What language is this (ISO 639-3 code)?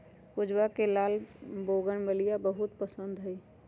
mag